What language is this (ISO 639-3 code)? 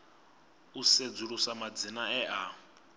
ven